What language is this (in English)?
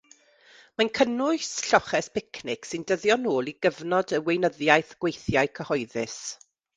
Welsh